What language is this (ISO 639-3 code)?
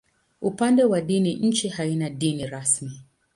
swa